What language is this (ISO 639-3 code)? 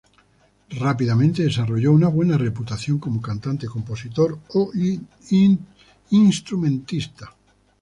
spa